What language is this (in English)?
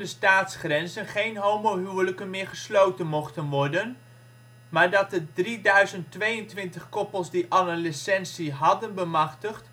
Dutch